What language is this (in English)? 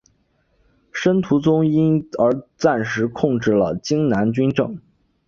Chinese